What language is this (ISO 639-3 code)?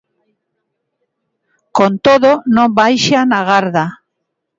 glg